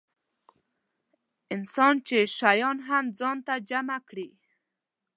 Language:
Pashto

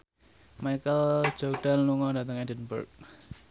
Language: Javanese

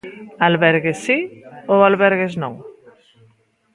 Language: Galician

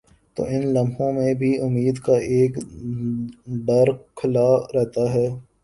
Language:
Urdu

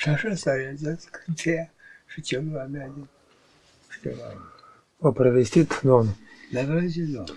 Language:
Romanian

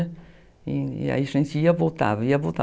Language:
Portuguese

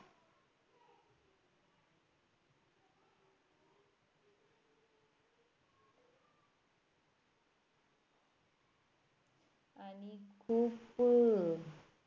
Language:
Marathi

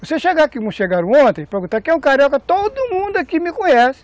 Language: Portuguese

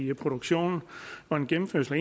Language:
Danish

